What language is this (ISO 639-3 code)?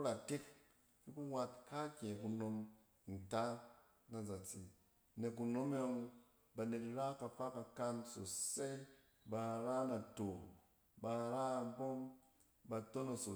cen